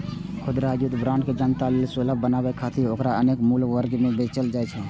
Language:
Maithili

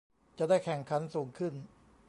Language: Thai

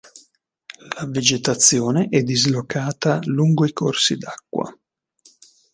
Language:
Italian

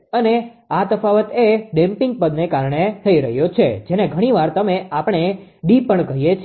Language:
Gujarati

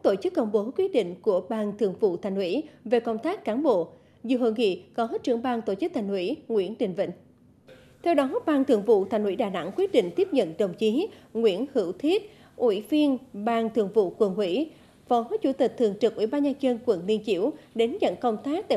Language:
Vietnamese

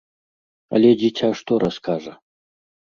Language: Belarusian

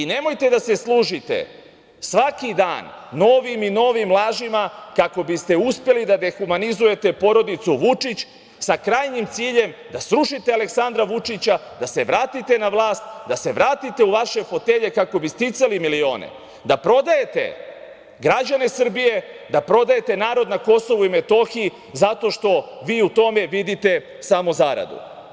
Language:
Serbian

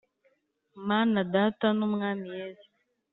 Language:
Kinyarwanda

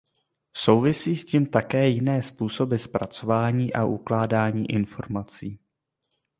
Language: Czech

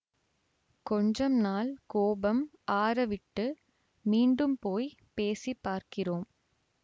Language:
Tamil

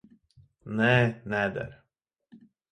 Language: Latvian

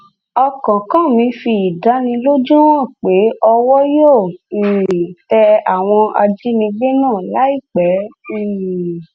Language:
Yoruba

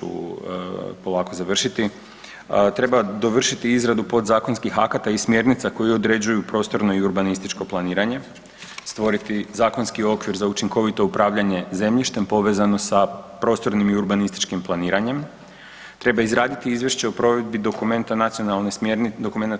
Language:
Croatian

